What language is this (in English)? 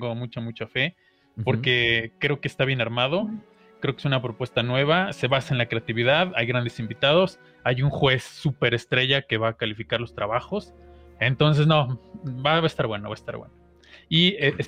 Spanish